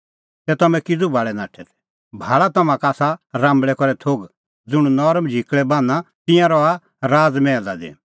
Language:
Kullu Pahari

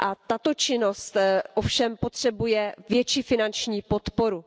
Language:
Czech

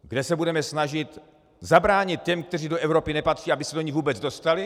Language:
Czech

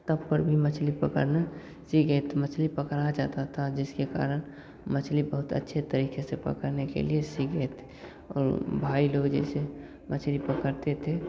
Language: Hindi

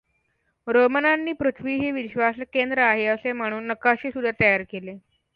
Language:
Marathi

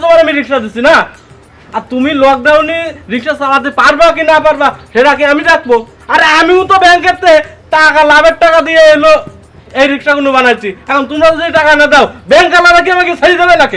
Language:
Bangla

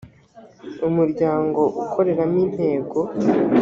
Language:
Kinyarwanda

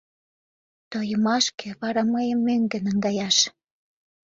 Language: Mari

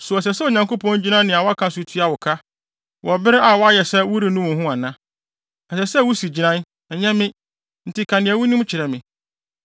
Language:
Akan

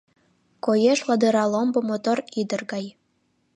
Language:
Mari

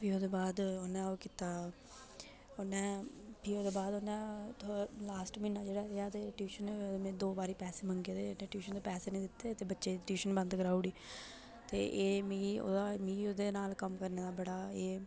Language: Dogri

